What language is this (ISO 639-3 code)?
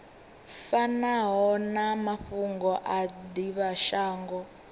ven